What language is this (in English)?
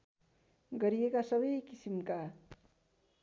Nepali